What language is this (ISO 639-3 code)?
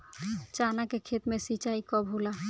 bho